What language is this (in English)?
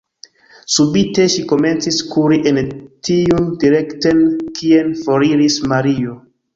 Esperanto